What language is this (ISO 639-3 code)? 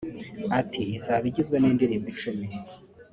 kin